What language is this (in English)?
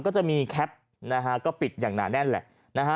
Thai